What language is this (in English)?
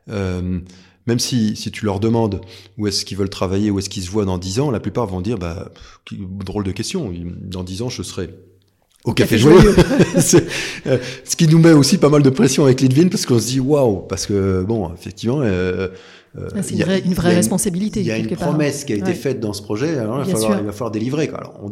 French